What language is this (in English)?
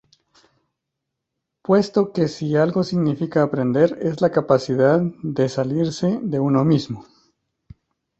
Spanish